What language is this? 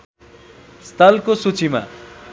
Nepali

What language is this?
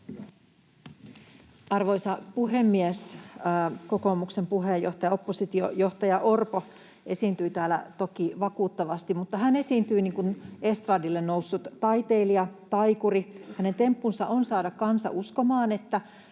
Finnish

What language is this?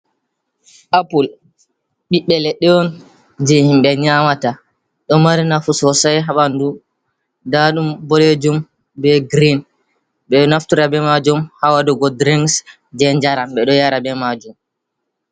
Fula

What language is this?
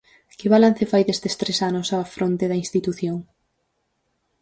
Galician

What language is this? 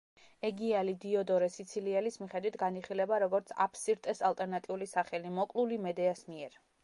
Georgian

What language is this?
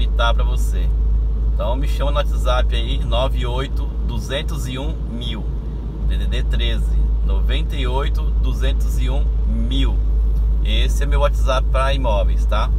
Portuguese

